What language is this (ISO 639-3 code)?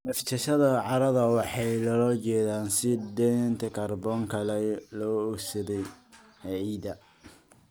som